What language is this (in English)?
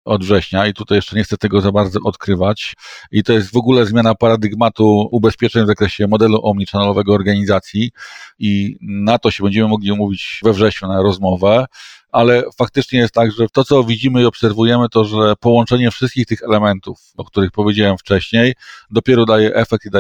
Polish